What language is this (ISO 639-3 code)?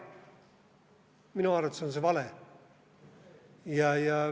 est